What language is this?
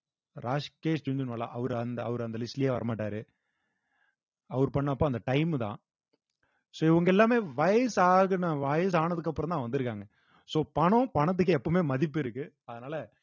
Tamil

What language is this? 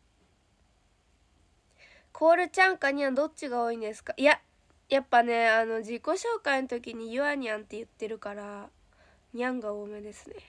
Japanese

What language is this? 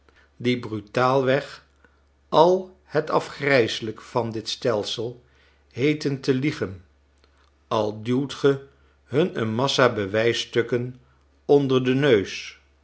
Dutch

